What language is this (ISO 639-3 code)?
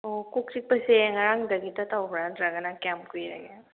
mni